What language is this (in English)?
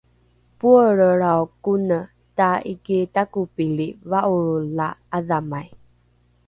Rukai